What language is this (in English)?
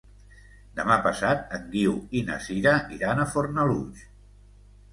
Catalan